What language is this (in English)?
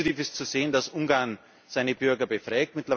German